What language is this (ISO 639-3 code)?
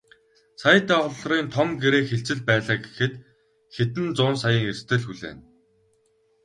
mon